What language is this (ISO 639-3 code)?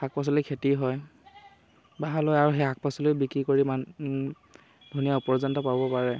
asm